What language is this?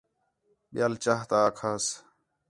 Khetrani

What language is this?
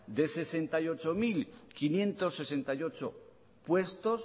Spanish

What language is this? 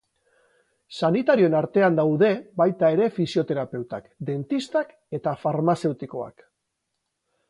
Basque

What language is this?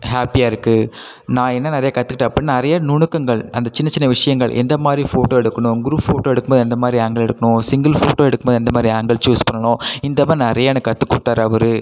Tamil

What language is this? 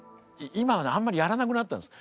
Japanese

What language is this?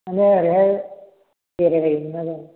Bodo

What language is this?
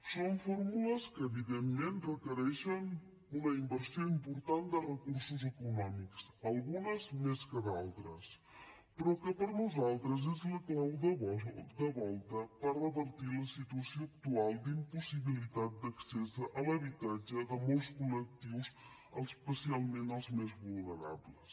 Catalan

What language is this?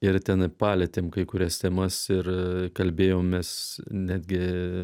Lithuanian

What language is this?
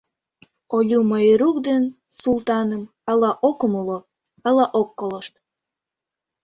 Mari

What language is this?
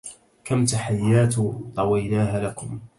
Arabic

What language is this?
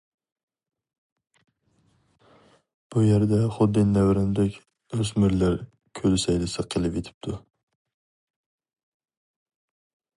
Uyghur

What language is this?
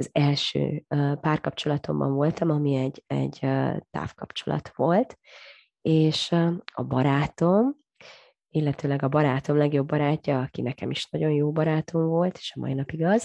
Hungarian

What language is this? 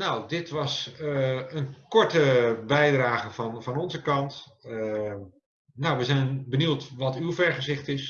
Dutch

